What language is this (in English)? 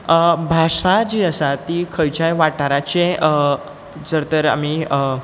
Konkani